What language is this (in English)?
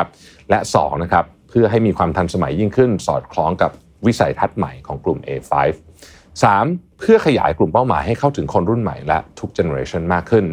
Thai